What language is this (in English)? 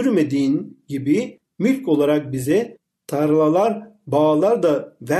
Turkish